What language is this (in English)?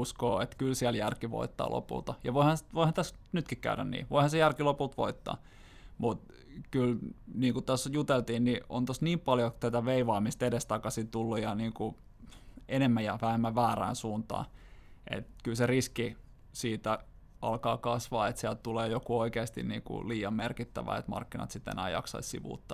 Finnish